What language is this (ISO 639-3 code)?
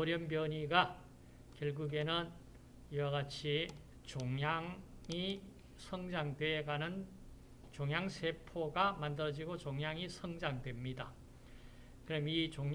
kor